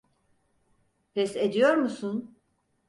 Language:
Turkish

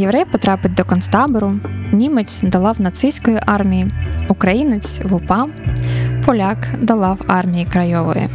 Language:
Ukrainian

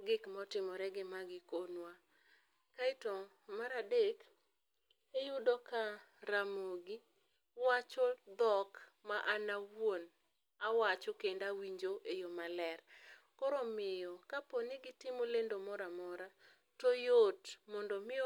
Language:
Luo (Kenya and Tanzania)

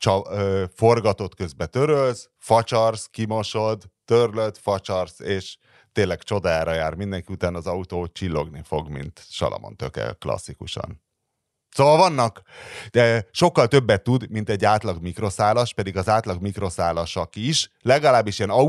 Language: Hungarian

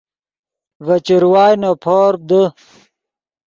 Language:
Yidgha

